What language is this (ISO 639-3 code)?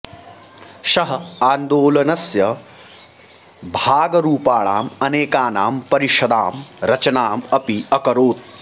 san